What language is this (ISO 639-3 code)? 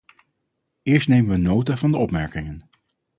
nld